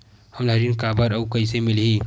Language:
Chhattisgarhi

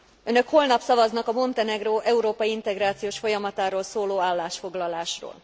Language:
Hungarian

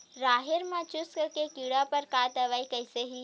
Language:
Chhattisgarhi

